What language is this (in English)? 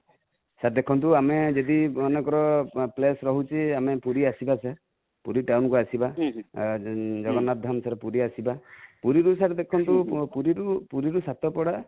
Odia